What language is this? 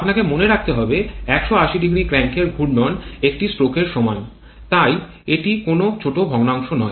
Bangla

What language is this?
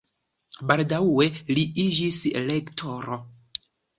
Esperanto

